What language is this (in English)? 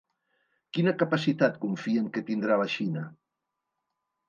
Catalan